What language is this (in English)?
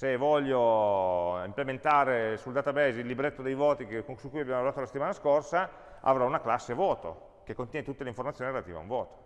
Italian